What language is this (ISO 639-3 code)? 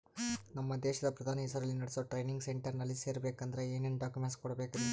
kan